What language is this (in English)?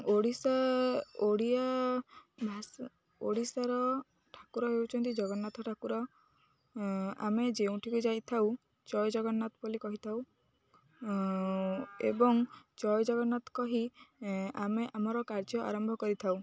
Odia